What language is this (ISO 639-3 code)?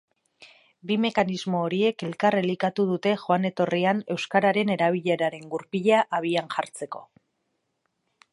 eus